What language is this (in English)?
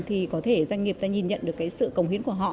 Vietnamese